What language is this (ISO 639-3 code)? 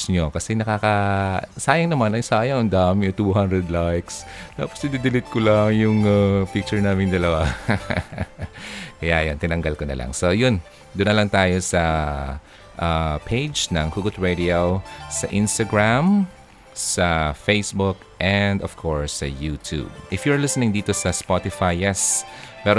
fil